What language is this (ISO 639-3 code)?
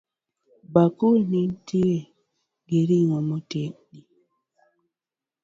luo